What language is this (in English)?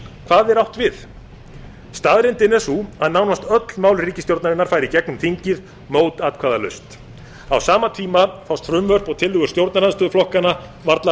Icelandic